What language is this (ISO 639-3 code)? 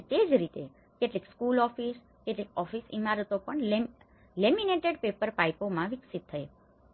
guj